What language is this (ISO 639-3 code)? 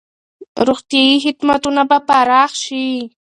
pus